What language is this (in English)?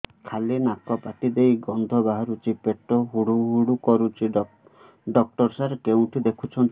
Odia